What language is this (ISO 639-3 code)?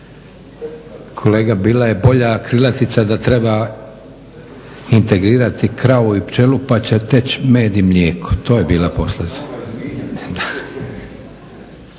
hrv